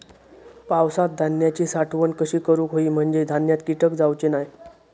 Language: Marathi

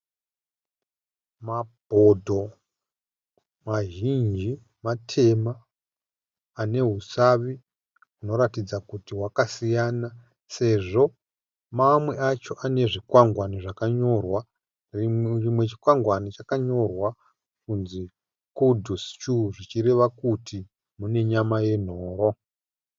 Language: Shona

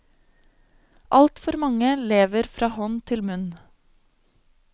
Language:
Norwegian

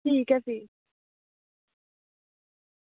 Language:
Dogri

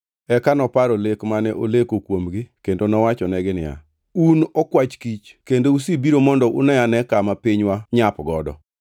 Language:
Luo (Kenya and Tanzania)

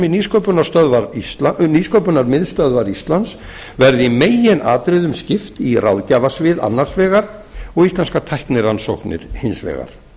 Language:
Icelandic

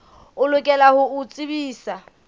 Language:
Southern Sotho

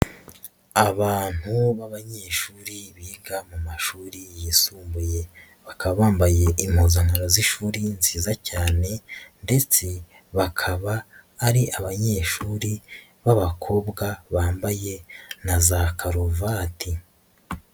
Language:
Kinyarwanda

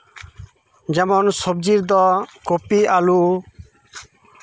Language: Santali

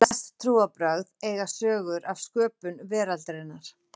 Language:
Icelandic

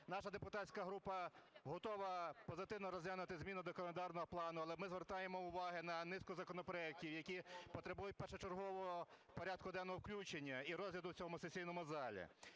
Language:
Ukrainian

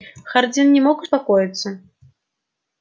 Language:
Russian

